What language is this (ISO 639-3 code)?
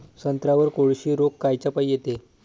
mar